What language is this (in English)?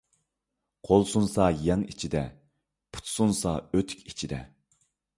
Uyghur